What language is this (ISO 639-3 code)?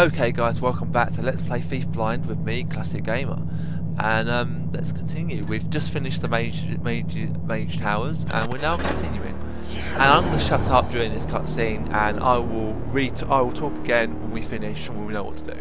eng